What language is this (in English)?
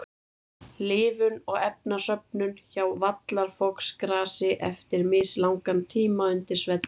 Icelandic